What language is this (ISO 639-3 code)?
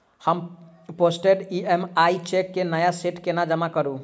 mai